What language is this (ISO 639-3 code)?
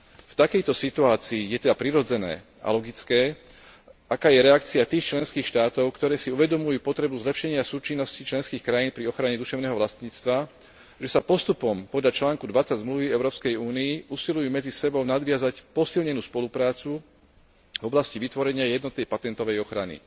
slk